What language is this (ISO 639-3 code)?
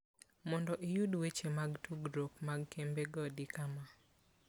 luo